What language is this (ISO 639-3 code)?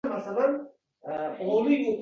uzb